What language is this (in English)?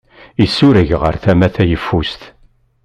Kabyle